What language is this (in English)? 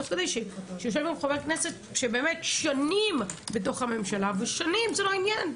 Hebrew